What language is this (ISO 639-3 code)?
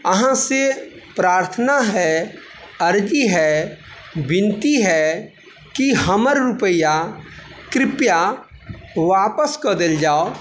mai